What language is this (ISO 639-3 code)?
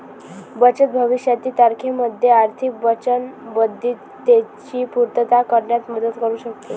mar